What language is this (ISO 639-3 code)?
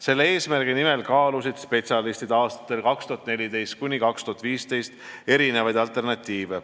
est